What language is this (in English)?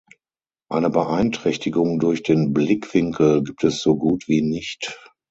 German